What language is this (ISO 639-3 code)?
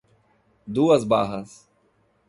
por